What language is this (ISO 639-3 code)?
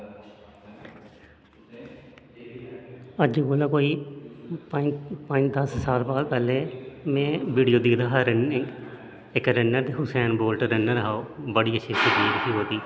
doi